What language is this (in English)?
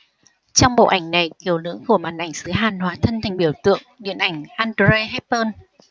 Vietnamese